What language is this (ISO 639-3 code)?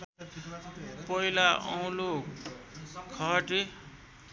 nep